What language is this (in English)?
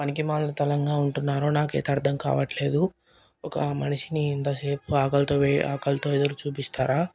Telugu